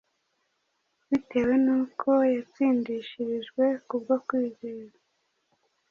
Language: Kinyarwanda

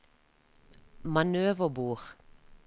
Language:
Norwegian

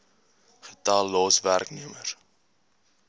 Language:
Afrikaans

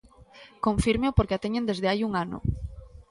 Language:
Galician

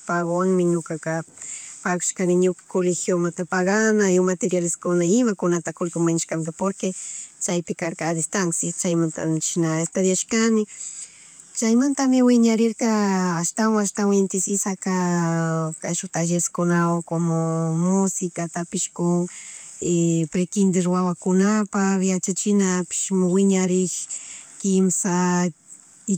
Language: Chimborazo Highland Quichua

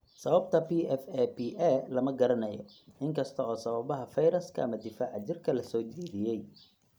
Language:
Somali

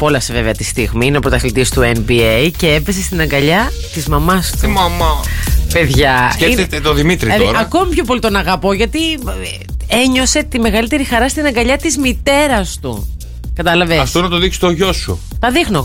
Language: Greek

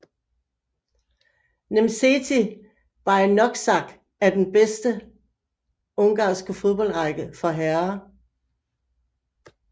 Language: Danish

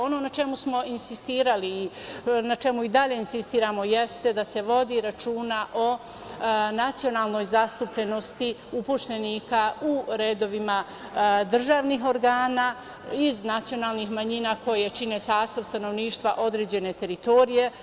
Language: Serbian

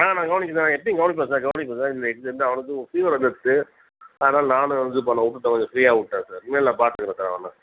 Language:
Tamil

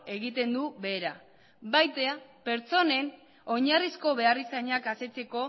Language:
Basque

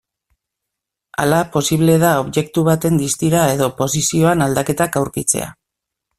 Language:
Basque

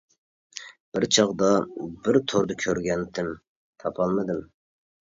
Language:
Uyghur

